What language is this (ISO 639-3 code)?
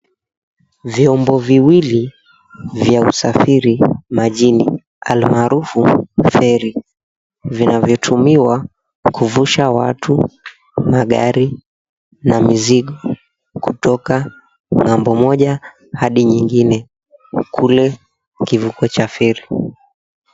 swa